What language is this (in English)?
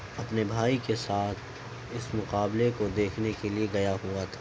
Urdu